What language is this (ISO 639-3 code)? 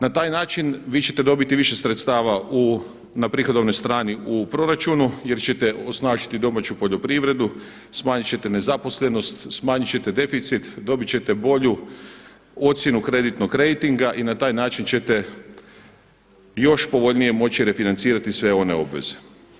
hrv